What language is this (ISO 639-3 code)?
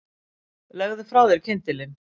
isl